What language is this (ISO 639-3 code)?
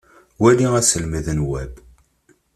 kab